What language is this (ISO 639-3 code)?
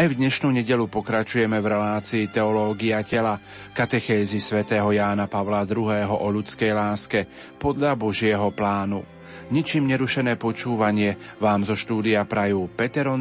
slk